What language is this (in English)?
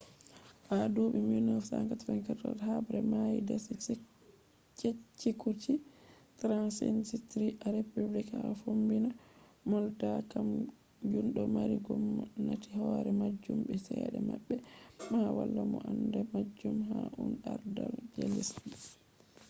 Fula